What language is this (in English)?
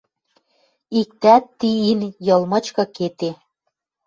Western Mari